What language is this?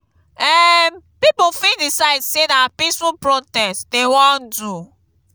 Nigerian Pidgin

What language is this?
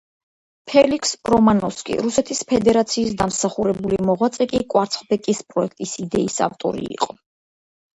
Georgian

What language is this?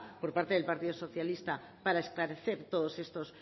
Spanish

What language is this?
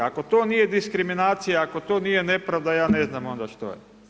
Croatian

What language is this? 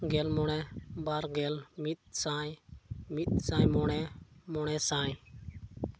Santali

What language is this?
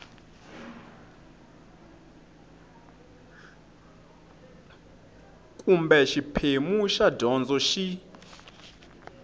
Tsonga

